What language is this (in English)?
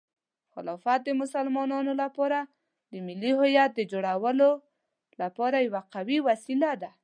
Pashto